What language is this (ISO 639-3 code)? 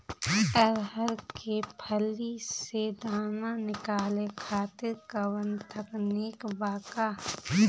bho